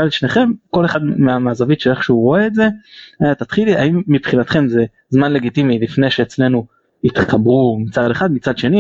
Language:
Hebrew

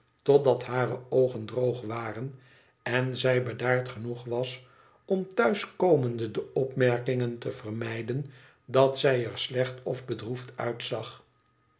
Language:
Dutch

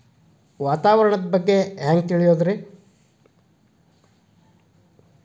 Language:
Kannada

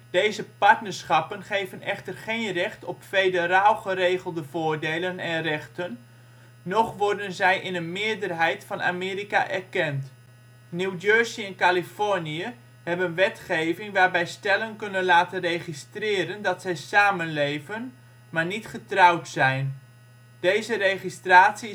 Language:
Dutch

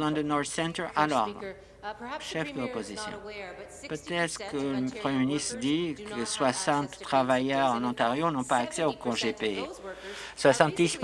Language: French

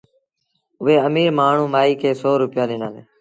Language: Sindhi Bhil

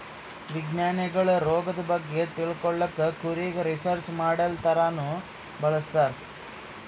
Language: Kannada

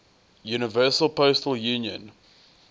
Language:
English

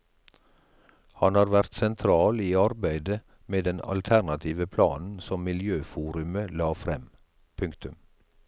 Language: Norwegian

